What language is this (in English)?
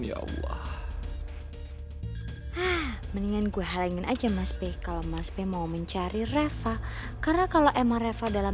Indonesian